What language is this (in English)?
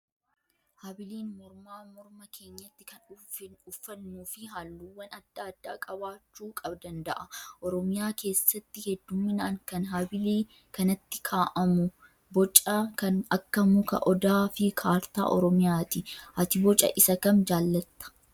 Oromo